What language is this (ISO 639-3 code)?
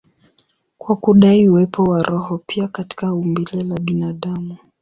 swa